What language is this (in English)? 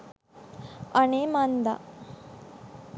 Sinhala